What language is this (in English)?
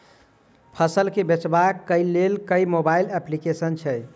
Maithili